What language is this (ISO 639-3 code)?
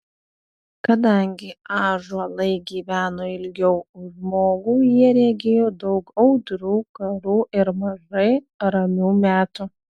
lit